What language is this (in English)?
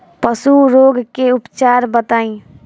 Bhojpuri